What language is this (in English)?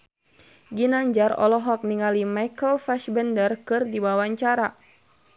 Sundanese